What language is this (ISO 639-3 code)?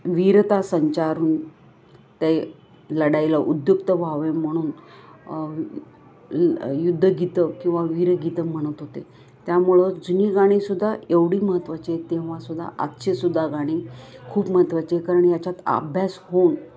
mar